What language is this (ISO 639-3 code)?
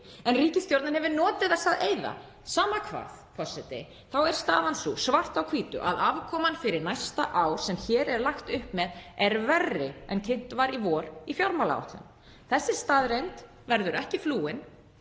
isl